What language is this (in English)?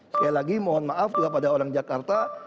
Indonesian